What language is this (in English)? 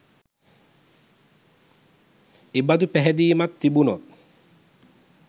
Sinhala